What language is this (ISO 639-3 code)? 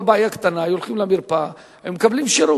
heb